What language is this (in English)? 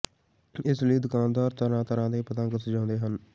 Punjabi